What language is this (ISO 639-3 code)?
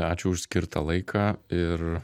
lit